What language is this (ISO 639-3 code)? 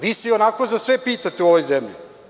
srp